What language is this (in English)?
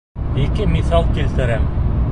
Bashkir